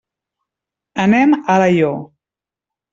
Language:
Catalan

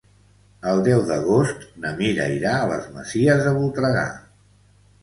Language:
Catalan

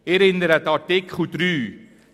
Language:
Swiss German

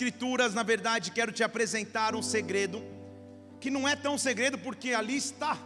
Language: Portuguese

